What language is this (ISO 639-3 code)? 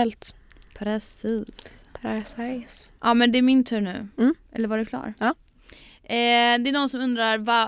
swe